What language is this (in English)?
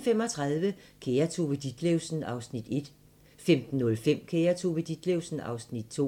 Danish